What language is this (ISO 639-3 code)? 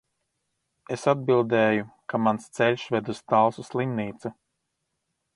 lav